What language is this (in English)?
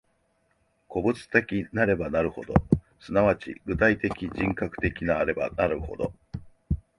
Japanese